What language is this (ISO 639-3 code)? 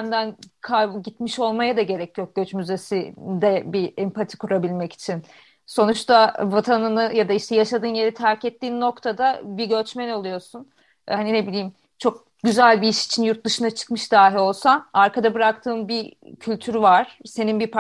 tur